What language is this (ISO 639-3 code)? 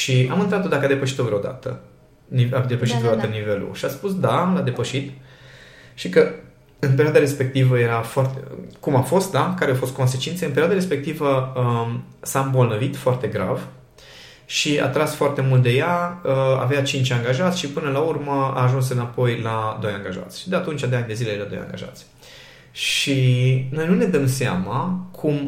ron